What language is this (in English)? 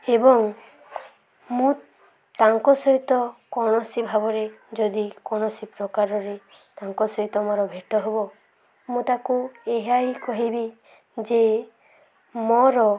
Odia